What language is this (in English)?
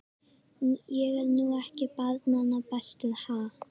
Icelandic